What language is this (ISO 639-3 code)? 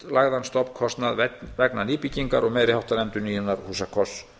isl